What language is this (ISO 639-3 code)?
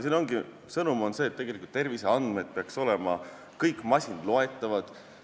est